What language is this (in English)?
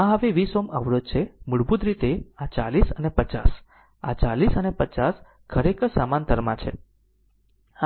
Gujarati